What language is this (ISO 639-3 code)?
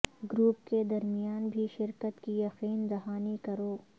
urd